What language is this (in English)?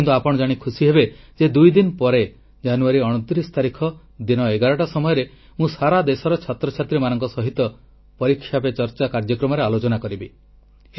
Odia